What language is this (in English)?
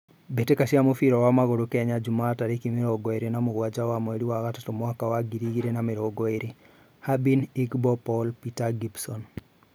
Kikuyu